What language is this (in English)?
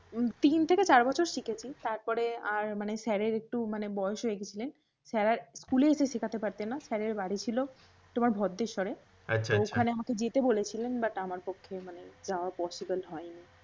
Bangla